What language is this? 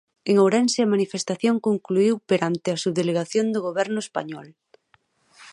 Galician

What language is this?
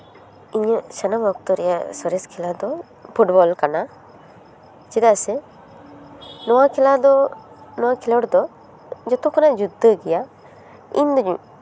Santali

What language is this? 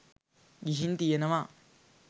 Sinhala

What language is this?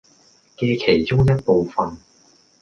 Cantonese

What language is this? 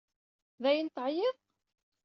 Kabyle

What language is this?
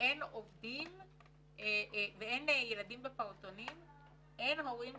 Hebrew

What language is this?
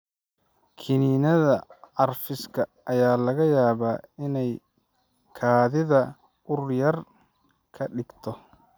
Somali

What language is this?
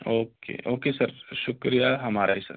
Urdu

